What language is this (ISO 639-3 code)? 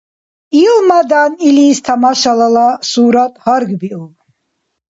dar